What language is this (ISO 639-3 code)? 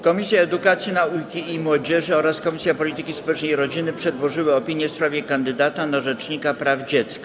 pol